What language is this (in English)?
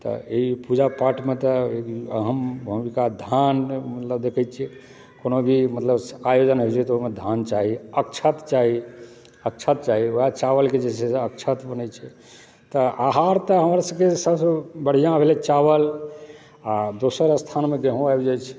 Maithili